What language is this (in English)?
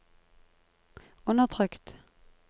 Norwegian